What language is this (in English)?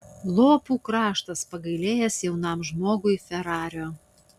Lithuanian